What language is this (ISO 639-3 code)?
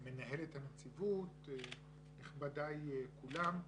heb